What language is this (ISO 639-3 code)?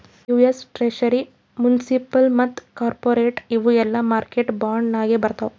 kan